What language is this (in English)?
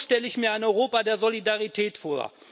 German